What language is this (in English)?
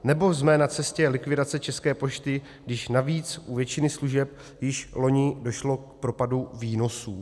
Czech